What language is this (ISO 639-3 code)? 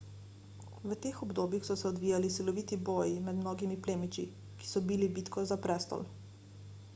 slv